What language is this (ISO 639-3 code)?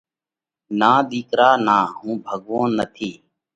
kvx